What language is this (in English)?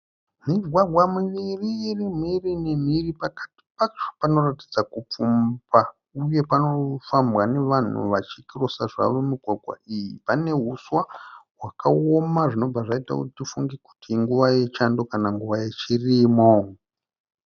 Shona